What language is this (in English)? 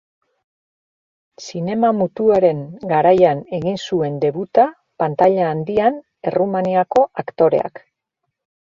Basque